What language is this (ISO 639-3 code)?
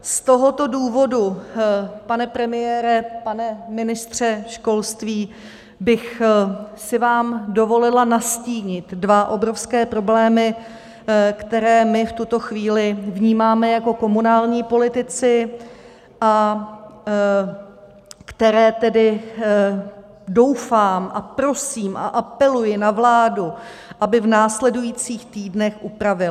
ces